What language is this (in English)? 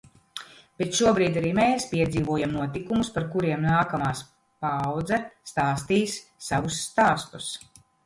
Latvian